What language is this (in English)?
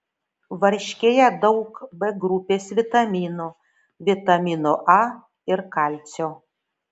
Lithuanian